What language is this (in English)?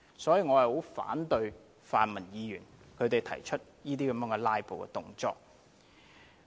Cantonese